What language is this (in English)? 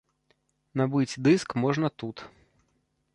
Belarusian